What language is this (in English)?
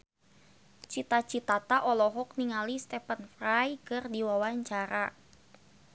Sundanese